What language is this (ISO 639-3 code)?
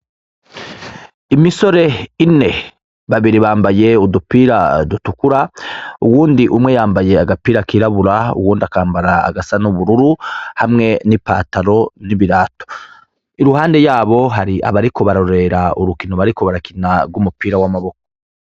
run